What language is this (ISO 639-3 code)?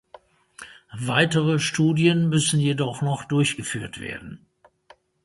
deu